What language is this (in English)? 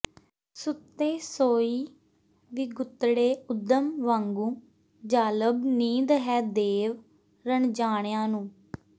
Punjabi